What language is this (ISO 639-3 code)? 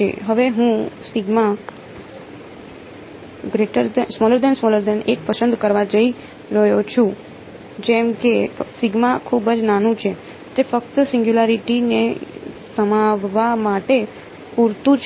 guj